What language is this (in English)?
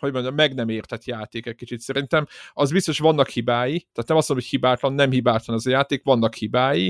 Hungarian